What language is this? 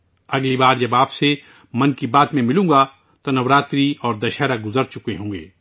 Urdu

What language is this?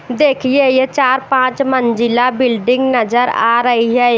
Hindi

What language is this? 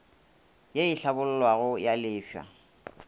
Northern Sotho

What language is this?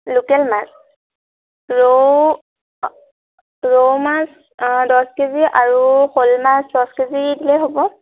Assamese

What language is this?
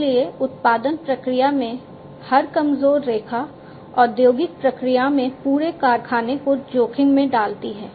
Hindi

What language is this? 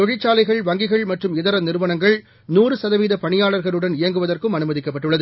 Tamil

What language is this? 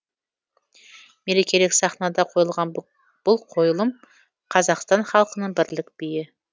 Kazakh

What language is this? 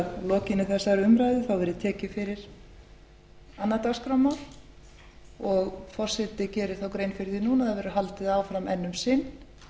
Icelandic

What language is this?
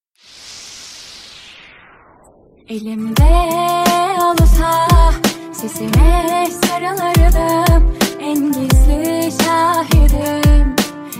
Turkish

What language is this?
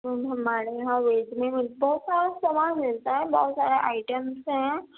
Urdu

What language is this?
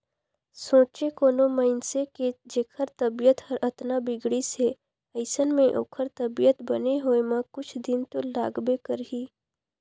Chhattisgarhi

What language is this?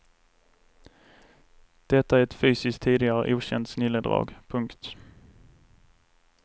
Swedish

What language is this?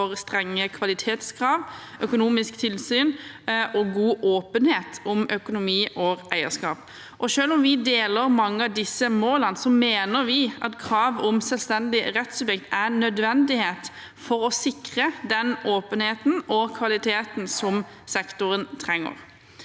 Norwegian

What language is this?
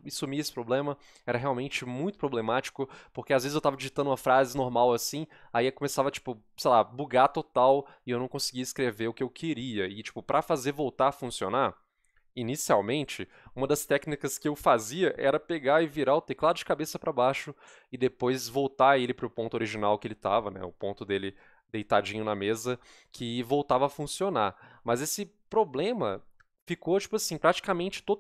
Portuguese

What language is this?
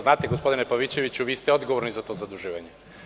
Serbian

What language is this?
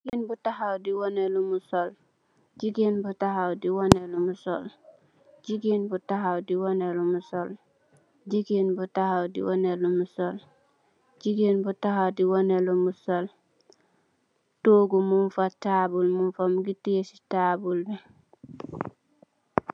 Wolof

